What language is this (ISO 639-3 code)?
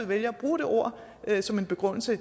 dan